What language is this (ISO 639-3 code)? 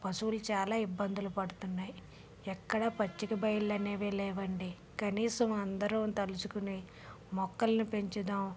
tel